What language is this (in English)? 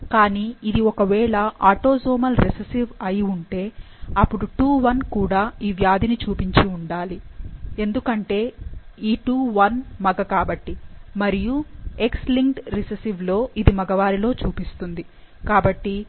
Telugu